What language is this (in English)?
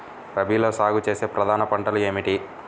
Telugu